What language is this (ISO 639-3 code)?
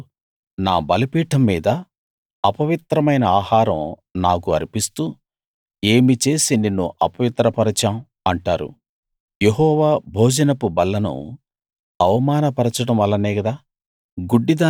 tel